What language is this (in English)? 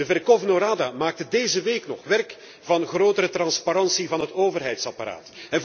Dutch